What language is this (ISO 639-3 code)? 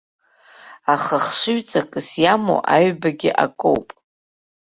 abk